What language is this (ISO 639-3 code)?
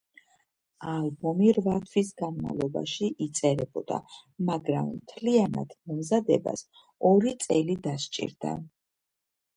kat